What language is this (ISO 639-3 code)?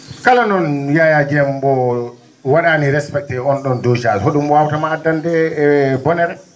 ful